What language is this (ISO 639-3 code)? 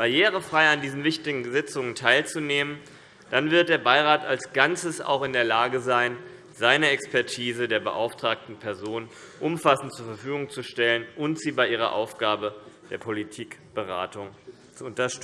deu